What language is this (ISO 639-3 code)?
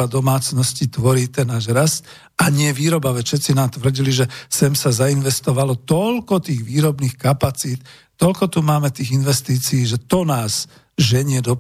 slk